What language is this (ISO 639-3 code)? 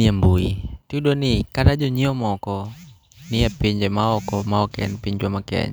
luo